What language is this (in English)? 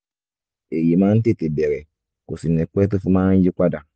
Yoruba